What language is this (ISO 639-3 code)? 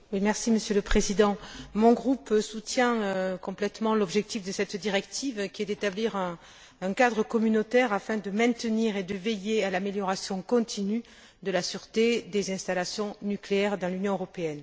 fra